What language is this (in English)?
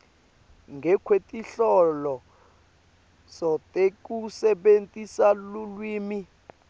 Swati